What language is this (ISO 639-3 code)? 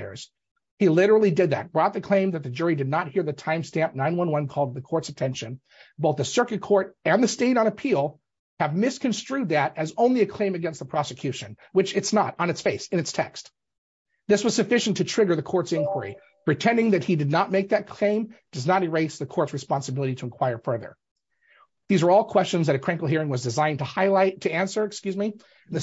eng